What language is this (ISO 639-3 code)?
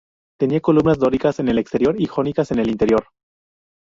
spa